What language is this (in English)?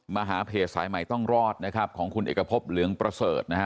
Thai